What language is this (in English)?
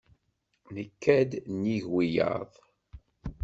Kabyle